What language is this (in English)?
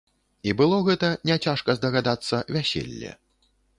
Belarusian